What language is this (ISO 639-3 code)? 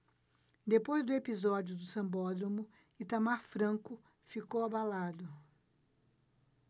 por